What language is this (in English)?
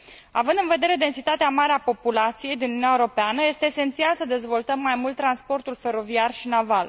Romanian